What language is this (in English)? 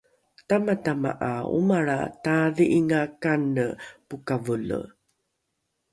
Rukai